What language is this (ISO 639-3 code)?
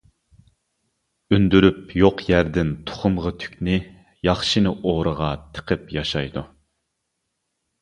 uig